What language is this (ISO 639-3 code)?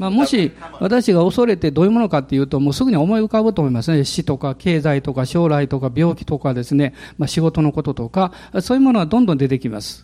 jpn